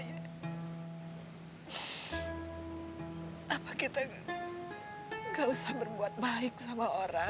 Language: Indonesian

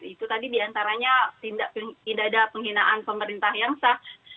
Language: Indonesian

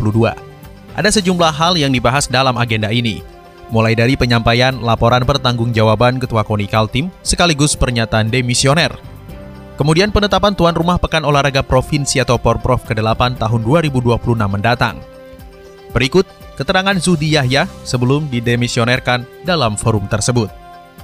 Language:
Indonesian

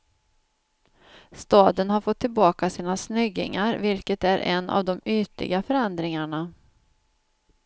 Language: Swedish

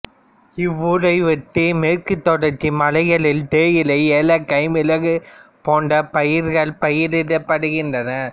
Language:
Tamil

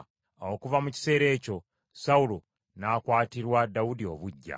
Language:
Ganda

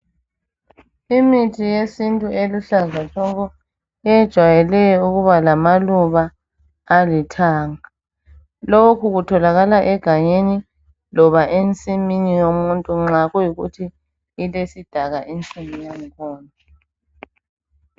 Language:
North Ndebele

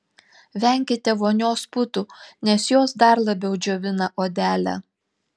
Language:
Lithuanian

